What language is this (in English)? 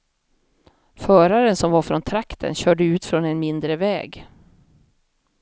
Swedish